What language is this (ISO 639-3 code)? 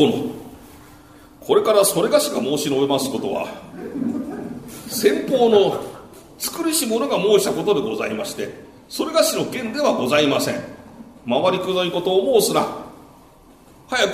jpn